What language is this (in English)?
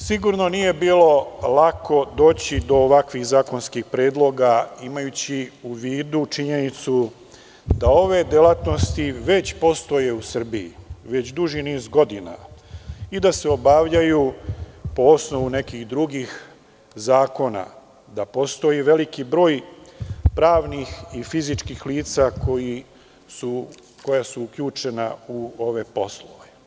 Serbian